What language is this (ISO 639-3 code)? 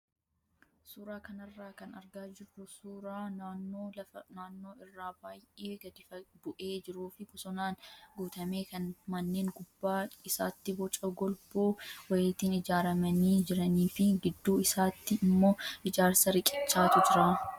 orm